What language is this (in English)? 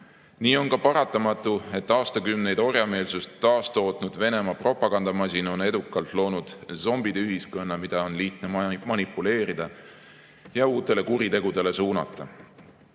Estonian